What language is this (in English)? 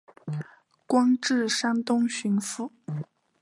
Chinese